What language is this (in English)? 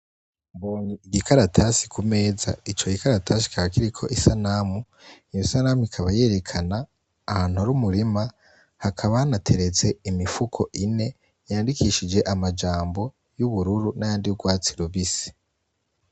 Rundi